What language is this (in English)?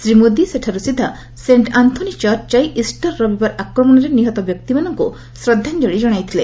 Odia